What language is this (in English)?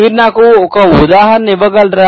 Telugu